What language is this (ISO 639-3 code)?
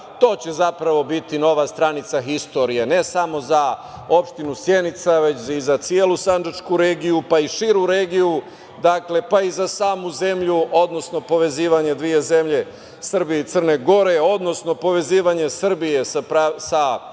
srp